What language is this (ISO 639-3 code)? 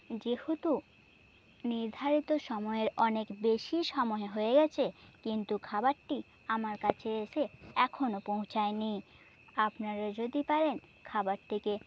ben